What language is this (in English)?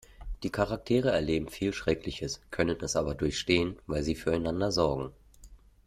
German